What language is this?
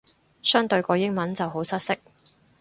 Cantonese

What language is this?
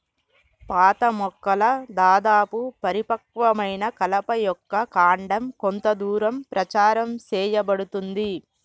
Telugu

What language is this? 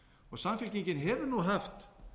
Icelandic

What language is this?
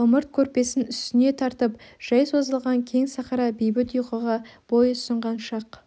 Kazakh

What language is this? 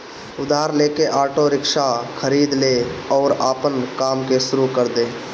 Bhojpuri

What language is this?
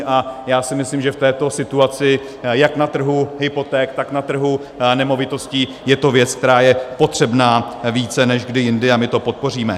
Czech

